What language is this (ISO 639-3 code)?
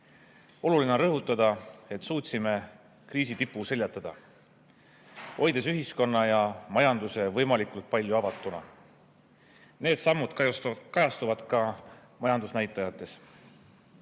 est